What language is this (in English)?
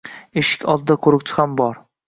Uzbek